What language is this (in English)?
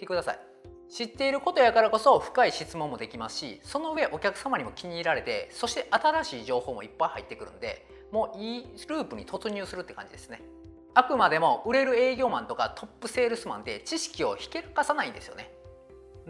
Japanese